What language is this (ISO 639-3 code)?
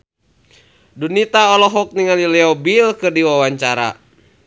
sun